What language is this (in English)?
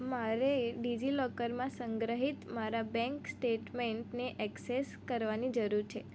Gujarati